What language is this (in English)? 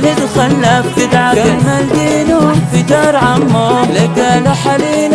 Arabic